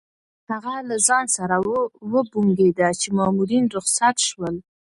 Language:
Pashto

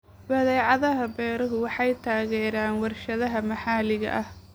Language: Somali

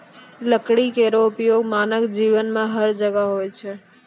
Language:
Maithili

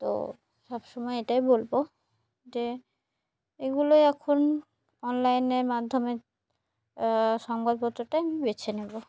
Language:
Bangla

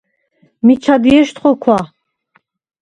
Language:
Svan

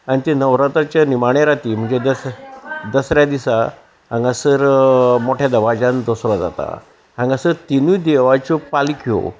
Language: Konkani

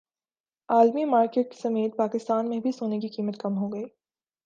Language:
Urdu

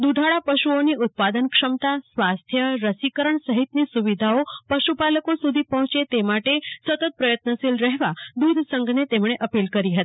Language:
Gujarati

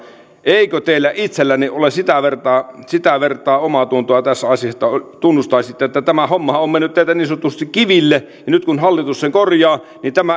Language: Finnish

